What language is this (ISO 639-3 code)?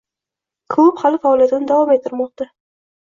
uzb